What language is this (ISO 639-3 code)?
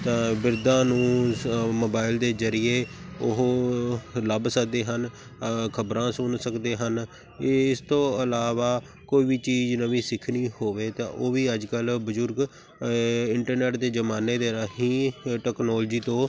pan